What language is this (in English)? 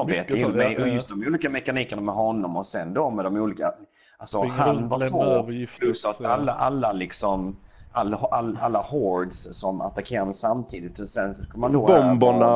Swedish